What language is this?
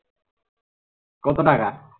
Bangla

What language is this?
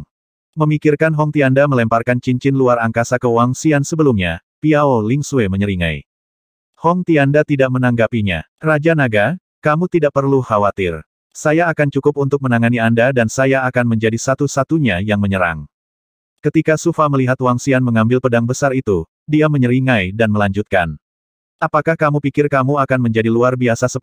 Indonesian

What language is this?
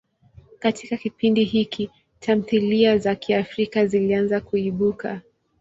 Swahili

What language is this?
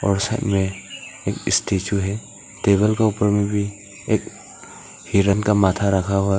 Hindi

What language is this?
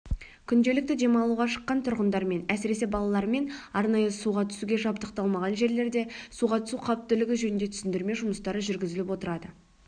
Kazakh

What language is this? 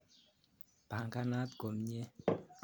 Kalenjin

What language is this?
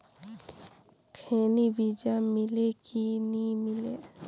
Chhattisgarhi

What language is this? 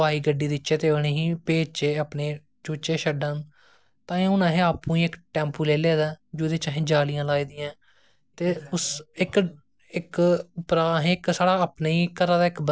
Dogri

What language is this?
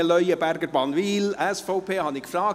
Swiss German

